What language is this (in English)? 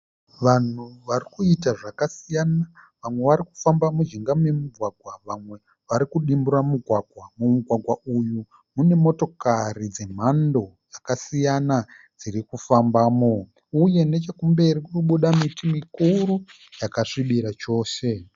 Shona